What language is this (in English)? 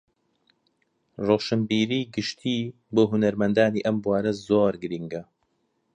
Central Kurdish